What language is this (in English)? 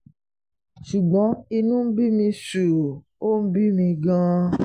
Yoruba